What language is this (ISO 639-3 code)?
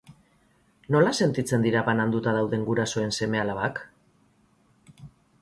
eus